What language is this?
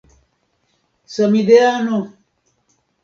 Esperanto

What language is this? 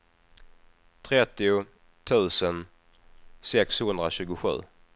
Swedish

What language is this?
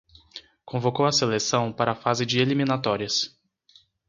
Portuguese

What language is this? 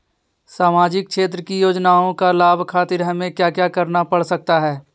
Magahi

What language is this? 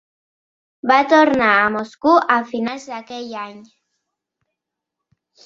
Catalan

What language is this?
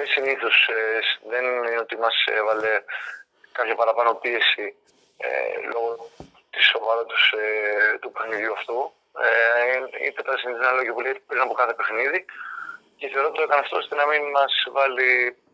Greek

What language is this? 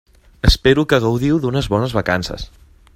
Catalan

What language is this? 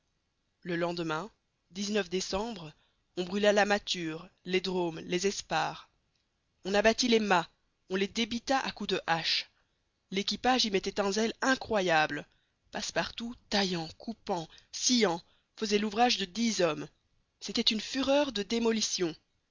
French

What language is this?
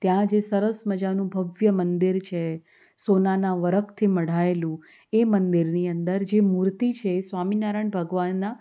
Gujarati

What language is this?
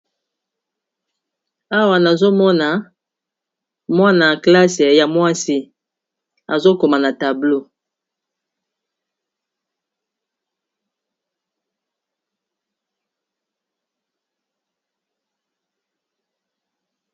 Lingala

